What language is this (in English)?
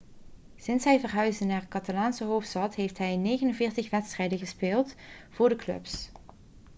Dutch